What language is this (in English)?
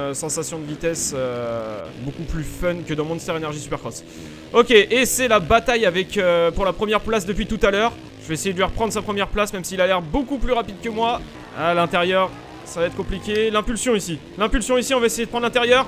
French